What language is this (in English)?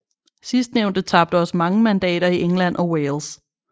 Danish